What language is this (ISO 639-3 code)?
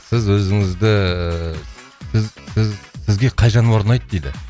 kaz